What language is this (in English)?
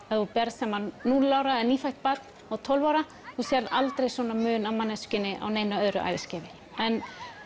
Icelandic